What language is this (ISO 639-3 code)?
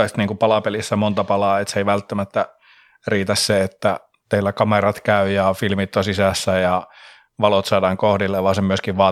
fin